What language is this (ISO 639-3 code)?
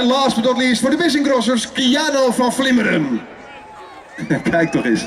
nld